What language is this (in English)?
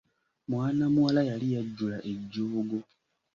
Ganda